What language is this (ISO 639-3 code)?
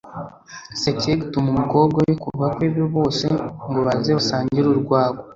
kin